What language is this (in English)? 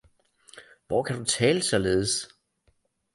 Danish